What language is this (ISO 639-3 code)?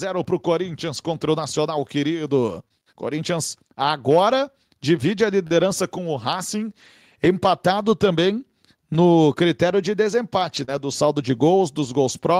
por